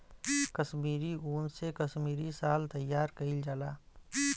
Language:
Bhojpuri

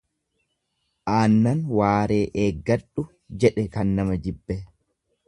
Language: Oromo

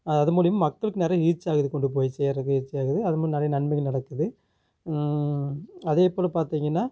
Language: Tamil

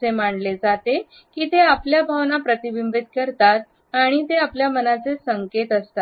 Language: Marathi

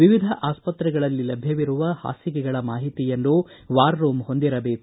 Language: Kannada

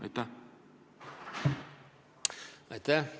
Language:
Estonian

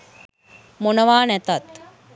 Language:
Sinhala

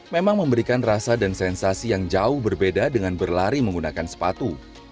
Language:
Indonesian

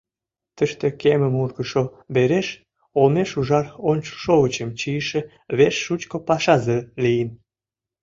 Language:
Mari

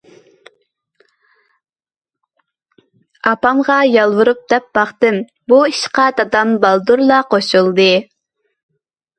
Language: Uyghur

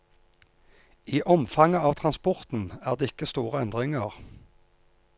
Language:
Norwegian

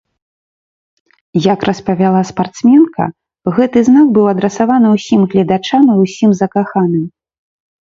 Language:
Belarusian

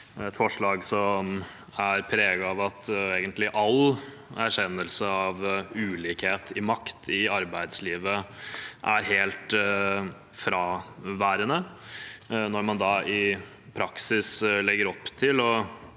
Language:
Norwegian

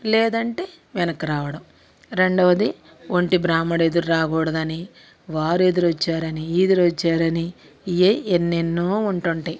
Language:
Telugu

